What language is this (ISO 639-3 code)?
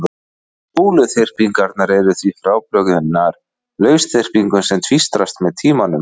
isl